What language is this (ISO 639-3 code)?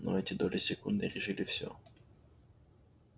rus